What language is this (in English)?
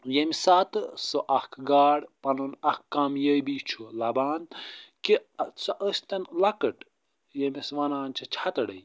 Kashmiri